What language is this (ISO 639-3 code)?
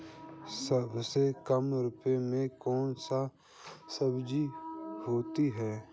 hin